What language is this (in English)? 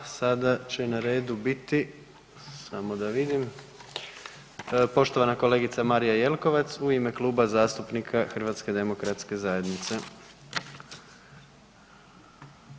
Croatian